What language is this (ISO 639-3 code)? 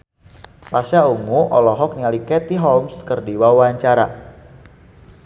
sun